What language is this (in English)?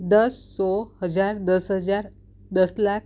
Gujarati